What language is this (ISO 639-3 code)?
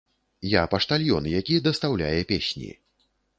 bel